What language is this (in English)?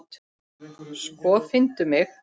Icelandic